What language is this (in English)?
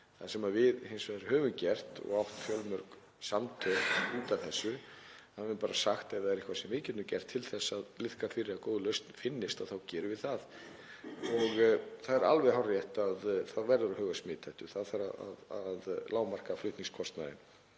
Icelandic